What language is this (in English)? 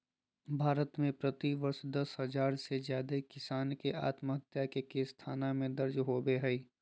Magahi